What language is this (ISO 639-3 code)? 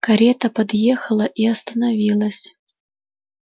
rus